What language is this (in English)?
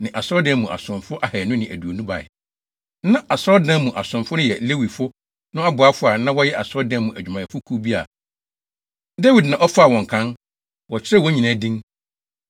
Akan